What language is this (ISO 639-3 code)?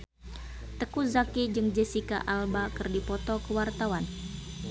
sun